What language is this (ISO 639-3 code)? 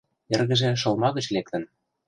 chm